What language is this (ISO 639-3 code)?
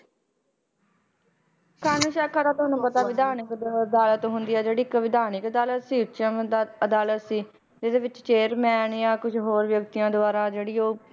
pan